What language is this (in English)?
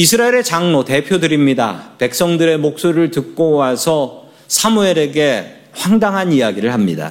Korean